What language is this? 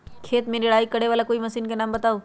Magahi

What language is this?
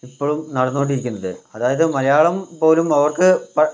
Malayalam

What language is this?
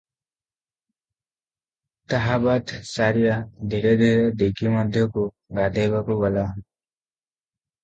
Odia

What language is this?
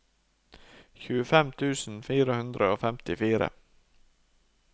Norwegian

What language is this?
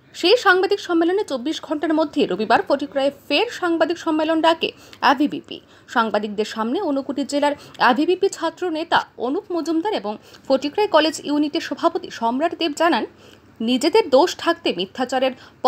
Romanian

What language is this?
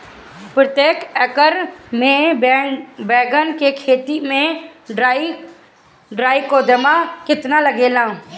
Bhojpuri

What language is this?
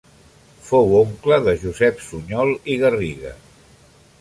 Catalan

